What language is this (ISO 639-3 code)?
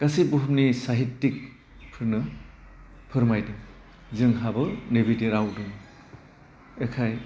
brx